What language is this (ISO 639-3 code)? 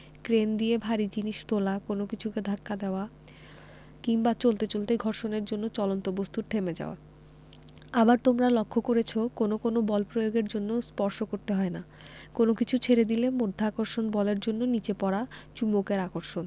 ben